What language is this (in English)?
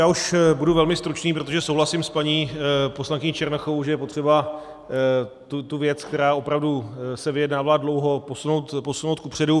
Czech